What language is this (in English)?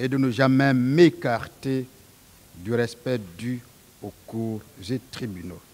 French